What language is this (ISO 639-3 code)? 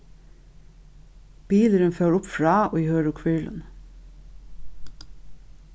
fao